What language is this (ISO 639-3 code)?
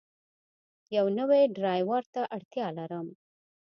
pus